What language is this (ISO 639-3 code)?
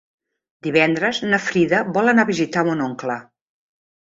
cat